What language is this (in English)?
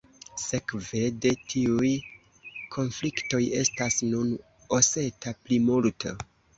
Esperanto